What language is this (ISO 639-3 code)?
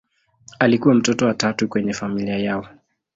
swa